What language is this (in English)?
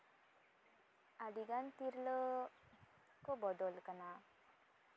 Santali